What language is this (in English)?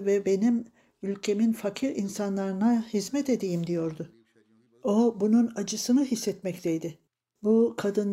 Turkish